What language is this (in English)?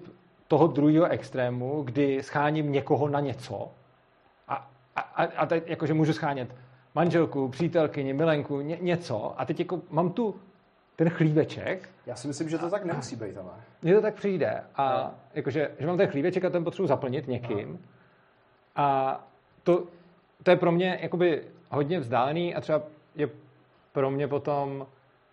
Czech